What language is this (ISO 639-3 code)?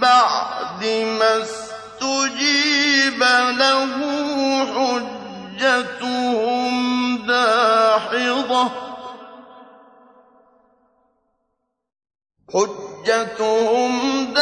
ara